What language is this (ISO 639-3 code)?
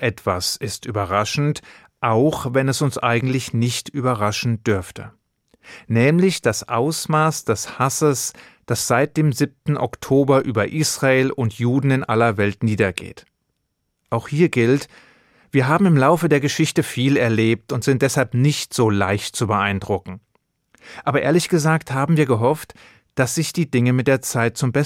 deu